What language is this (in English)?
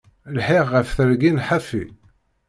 Kabyle